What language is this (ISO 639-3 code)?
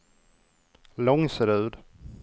swe